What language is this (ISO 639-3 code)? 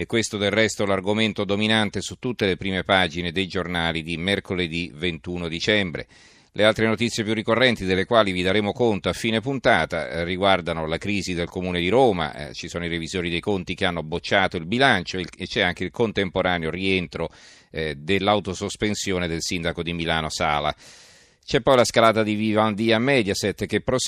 ita